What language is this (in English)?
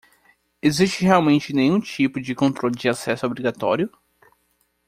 Portuguese